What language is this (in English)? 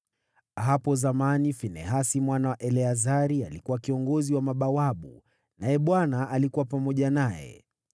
Swahili